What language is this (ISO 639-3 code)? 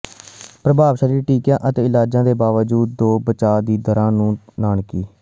pan